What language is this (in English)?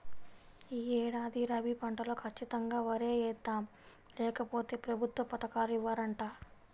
Telugu